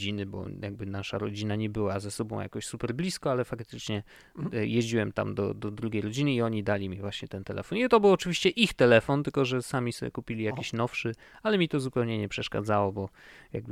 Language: Polish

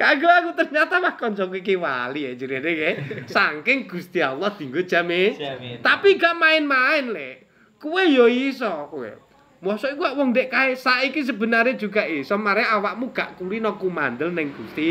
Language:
Indonesian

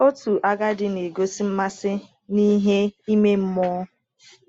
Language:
Igbo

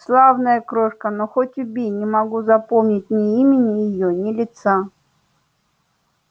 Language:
Russian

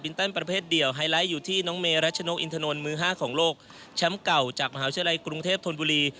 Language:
Thai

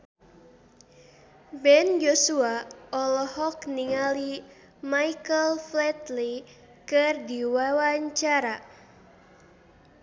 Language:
Sundanese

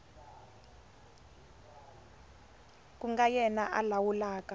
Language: Tsonga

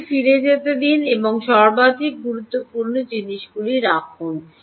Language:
Bangla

